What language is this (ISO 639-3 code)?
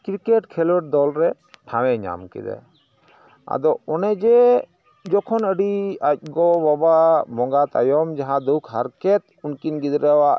sat